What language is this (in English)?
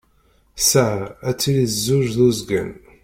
Kabyle